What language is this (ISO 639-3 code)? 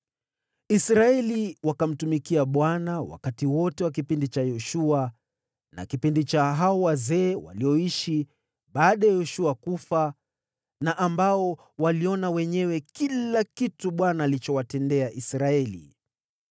swa